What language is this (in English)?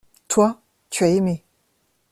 French